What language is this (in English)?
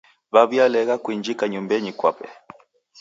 Taita